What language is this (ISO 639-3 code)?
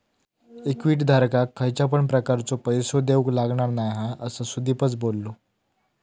mar